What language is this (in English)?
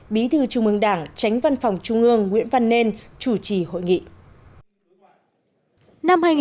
Vietnamese